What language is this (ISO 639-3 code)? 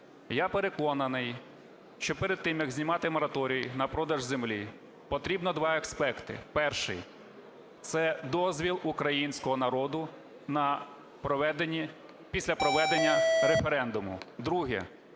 ukr